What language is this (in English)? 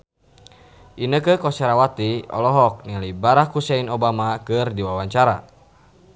Sundanese